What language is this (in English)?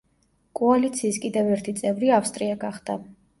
Georgian